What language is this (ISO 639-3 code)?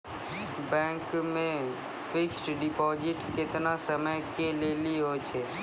mai